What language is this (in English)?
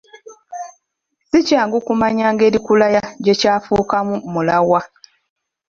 Ganda